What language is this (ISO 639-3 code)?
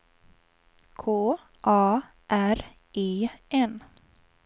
swe